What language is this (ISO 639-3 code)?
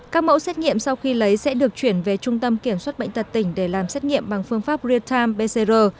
vie